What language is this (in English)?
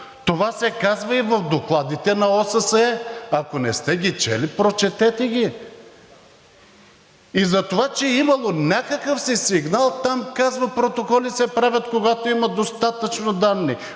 Bulgarian